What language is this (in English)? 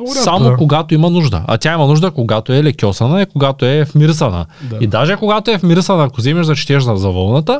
Bulgarian